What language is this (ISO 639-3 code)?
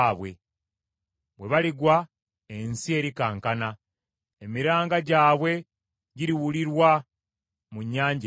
lug